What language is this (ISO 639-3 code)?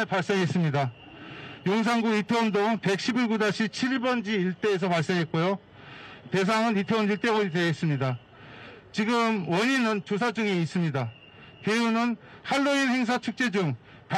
kor